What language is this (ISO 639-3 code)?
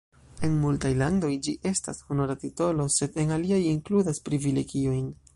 epo